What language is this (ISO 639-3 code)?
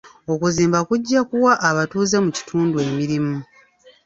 lug